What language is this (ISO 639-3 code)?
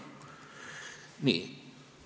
est